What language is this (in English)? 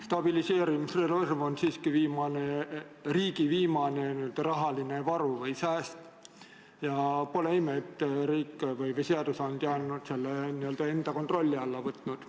Estonian